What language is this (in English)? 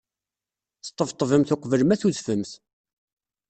Kabyle